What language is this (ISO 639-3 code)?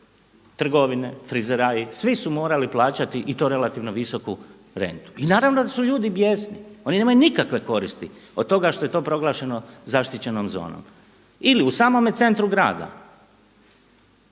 hrv